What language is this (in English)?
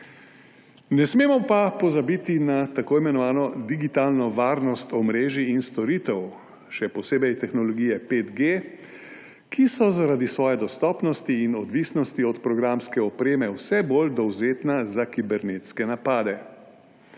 Slovenian